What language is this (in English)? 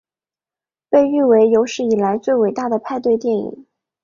Chinese